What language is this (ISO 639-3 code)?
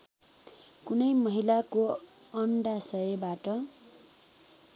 nep